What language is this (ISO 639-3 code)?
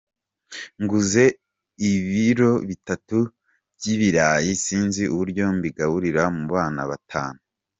kin